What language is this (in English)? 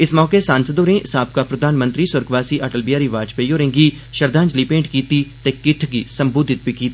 Dogri